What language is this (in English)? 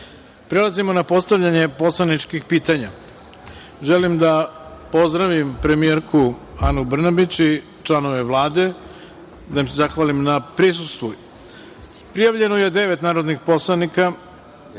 Serbian